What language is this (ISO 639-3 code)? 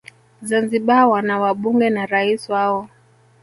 swa